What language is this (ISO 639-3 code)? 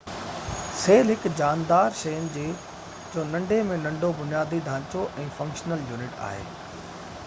snd